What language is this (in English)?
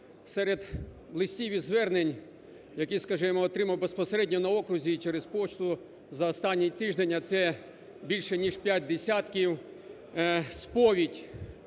Ukrainian